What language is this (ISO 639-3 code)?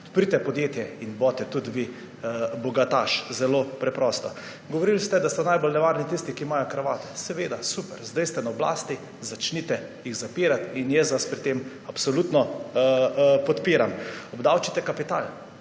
slv